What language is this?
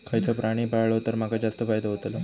Marathi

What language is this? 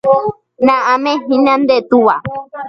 Guarani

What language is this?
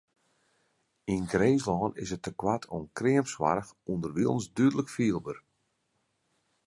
Western Frisian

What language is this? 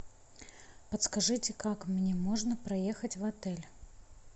Russian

